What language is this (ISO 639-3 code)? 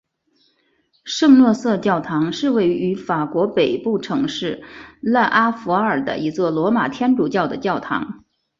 zho